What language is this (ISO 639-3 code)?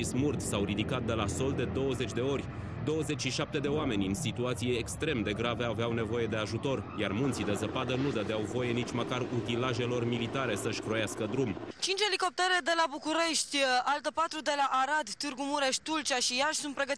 ron